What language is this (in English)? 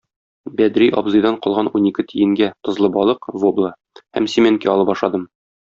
Tatar